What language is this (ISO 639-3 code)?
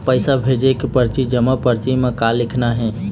hne